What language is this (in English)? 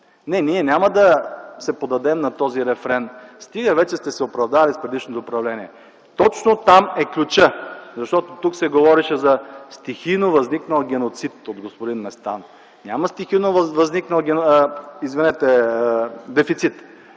Bulgarian